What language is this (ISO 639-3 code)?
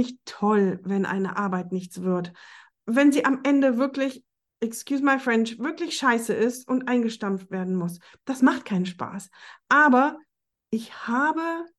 deu